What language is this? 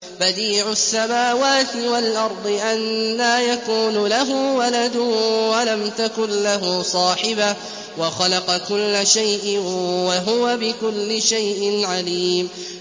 Arabic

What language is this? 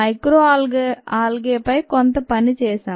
Telugu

